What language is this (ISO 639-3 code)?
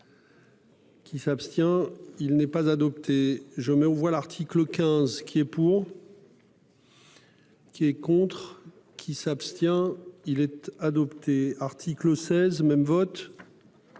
fra